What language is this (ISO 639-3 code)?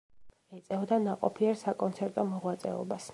kat